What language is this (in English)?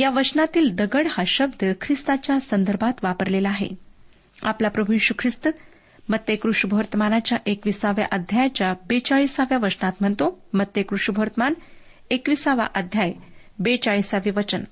Marathi